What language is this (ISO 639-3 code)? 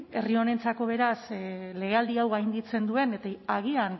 eus